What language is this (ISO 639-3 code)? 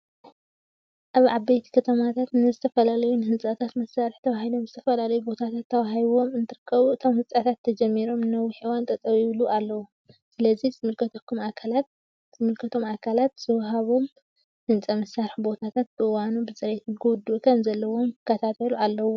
tir